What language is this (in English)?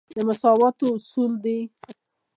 Pashto